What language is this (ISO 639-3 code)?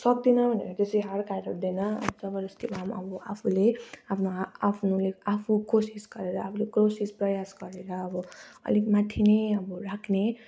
nep